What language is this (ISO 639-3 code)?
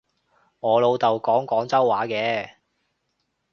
yue